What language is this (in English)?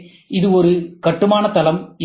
Tamil